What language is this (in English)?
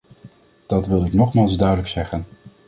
Dutch